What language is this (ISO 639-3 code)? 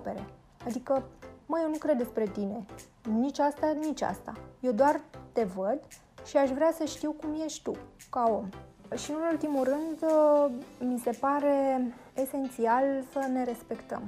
ron